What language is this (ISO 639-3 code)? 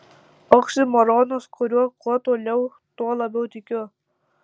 lit